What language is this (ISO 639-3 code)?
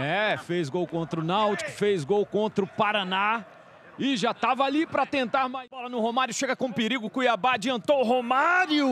por